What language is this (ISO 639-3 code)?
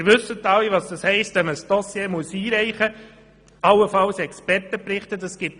gsw